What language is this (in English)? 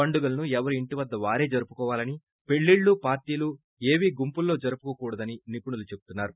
Telugu